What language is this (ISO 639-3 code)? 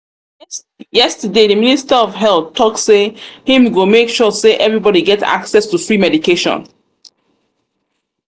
pcm